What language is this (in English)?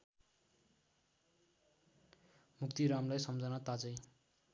Nepali